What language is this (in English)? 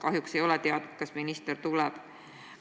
Estonian